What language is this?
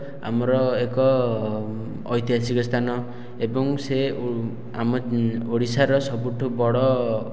Odia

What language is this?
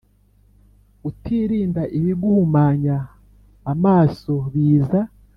Kinyarwanda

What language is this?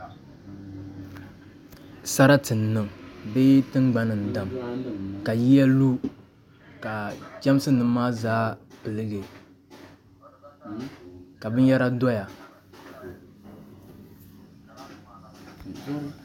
Dagbani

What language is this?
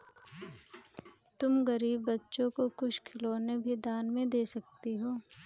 Hindi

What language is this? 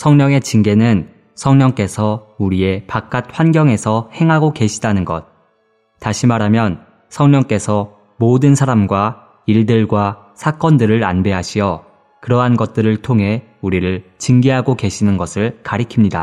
Korean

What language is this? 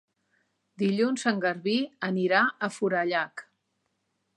Catalan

